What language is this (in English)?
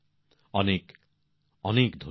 Bangla